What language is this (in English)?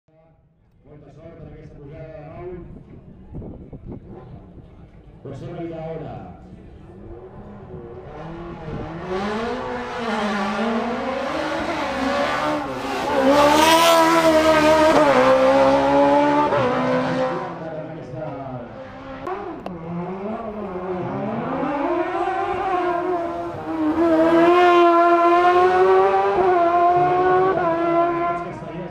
Arabic